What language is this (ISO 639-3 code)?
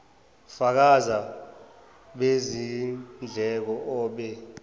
zul